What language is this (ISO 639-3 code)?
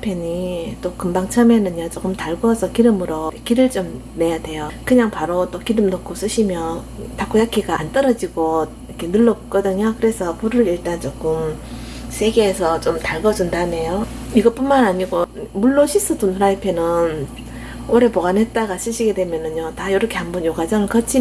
kor